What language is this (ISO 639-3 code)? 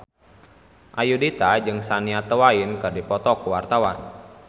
sun